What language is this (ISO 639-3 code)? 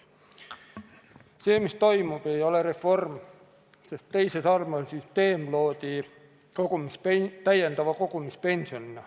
est